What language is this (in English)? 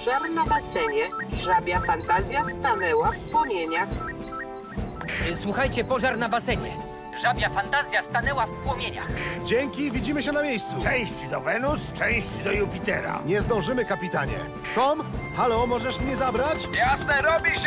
Polish